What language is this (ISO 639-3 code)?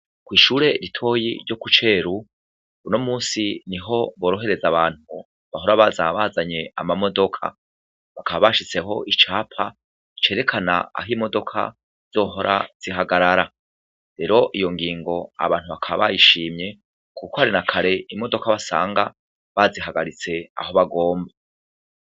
run